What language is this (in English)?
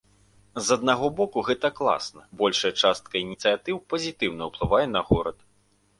Belarusian